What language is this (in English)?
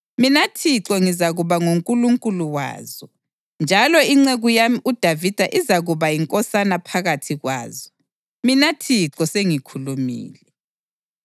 North Ndebele